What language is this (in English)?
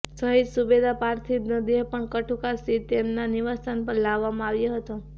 Gujarati